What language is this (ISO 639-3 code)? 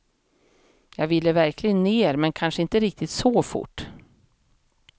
swe